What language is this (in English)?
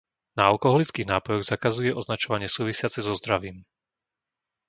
Slovak